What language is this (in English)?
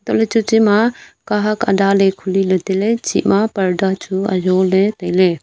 Wancho Naga